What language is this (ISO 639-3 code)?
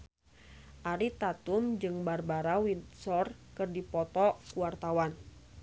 sun